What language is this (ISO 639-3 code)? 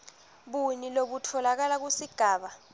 ssw